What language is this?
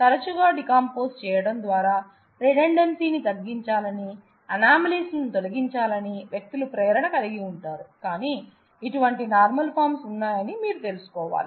Telugu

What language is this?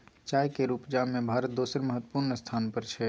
Maithili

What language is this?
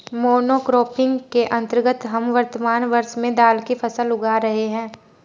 Hindi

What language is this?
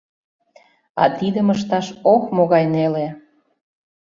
Mari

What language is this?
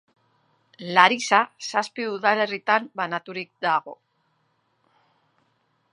Basque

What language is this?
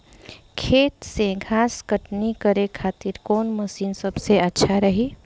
Bhojpuri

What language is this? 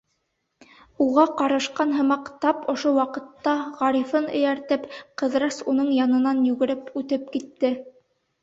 Bashkir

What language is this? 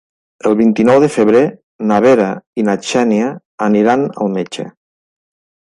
Catalan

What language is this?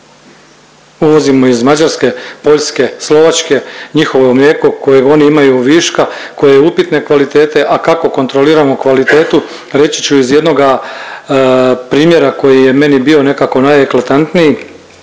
Croatian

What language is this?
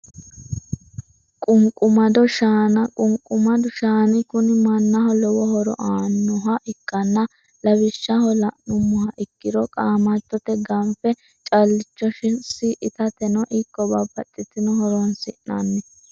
Sidamo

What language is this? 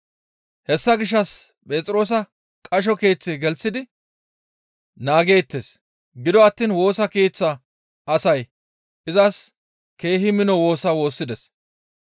Gamo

